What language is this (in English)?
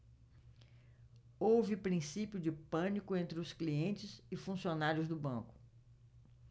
Portuguese